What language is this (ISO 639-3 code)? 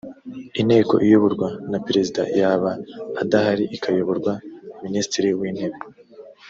kin